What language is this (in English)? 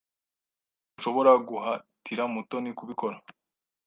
Kinyarwanda